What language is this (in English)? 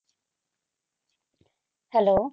Punjabi